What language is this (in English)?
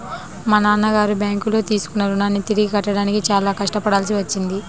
Telugu